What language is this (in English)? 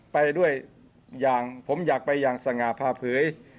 Thai